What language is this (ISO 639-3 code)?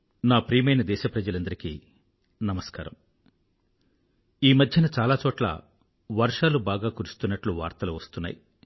tel